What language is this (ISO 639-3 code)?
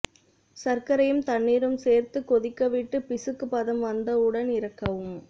tam